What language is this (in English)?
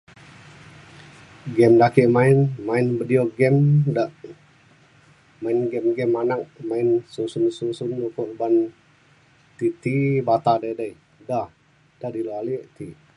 Mainstream Kenyah